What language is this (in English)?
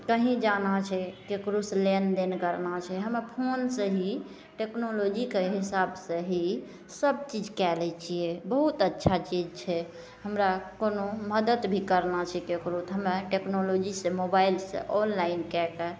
Maithili